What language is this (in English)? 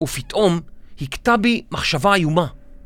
Hebrew